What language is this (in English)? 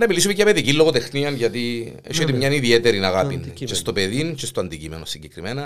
Greek